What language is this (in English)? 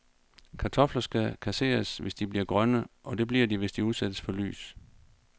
Danish